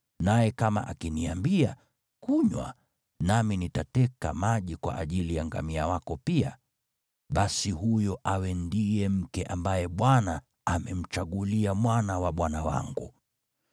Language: Swahili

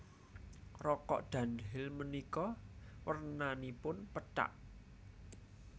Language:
Javanese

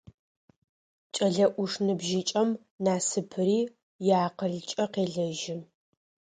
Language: Adyghe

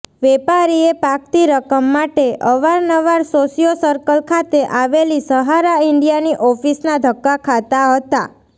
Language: Gujarati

